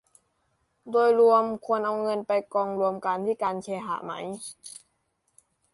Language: Thai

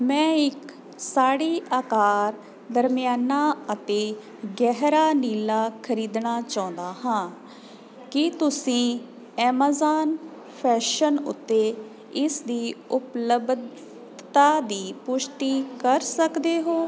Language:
Punjabi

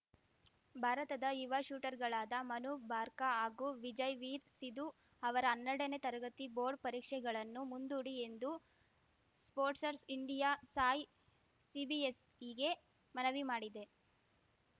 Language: Kannada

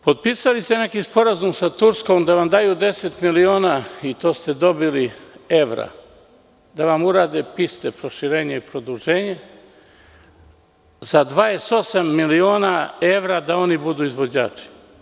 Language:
Serbian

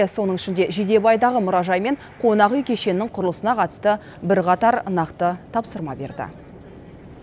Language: Kazakh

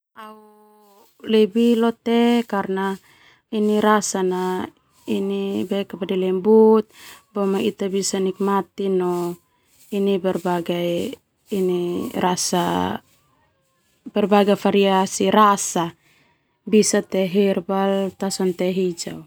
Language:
Termanu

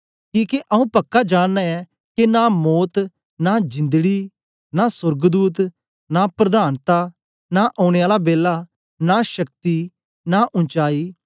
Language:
Dogri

